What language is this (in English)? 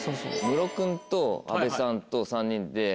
Japanese